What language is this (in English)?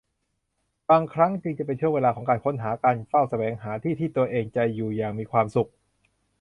Thai